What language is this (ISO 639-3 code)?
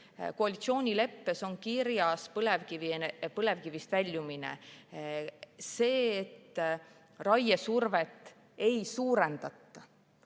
est